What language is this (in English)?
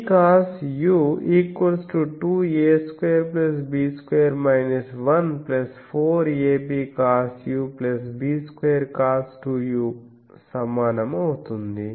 Telugu